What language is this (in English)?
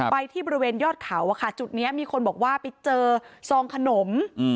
Thai